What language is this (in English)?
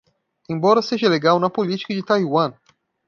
Portuguese